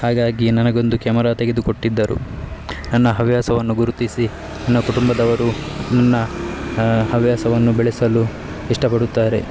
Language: Kannada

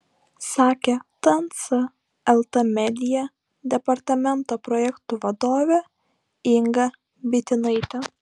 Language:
Lithuanian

